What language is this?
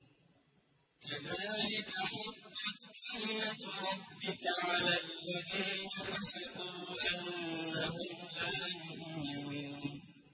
Arabic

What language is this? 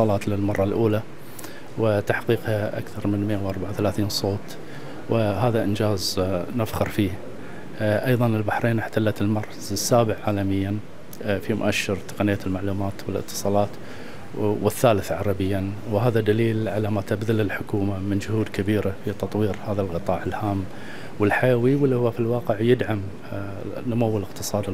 Arabic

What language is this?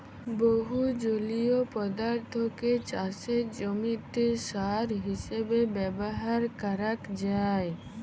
Bangla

